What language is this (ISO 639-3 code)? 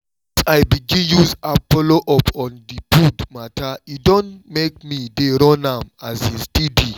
pcm